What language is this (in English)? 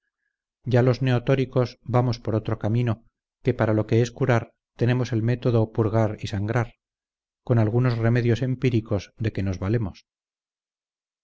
Spanish